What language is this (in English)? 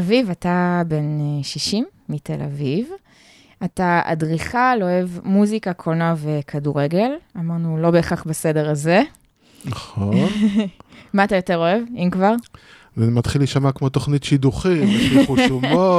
Hebrew